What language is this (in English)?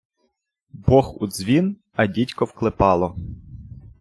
Ukrainian